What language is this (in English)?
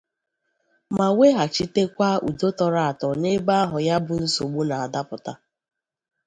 Igbo